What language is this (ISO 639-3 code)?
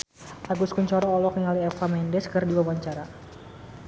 sun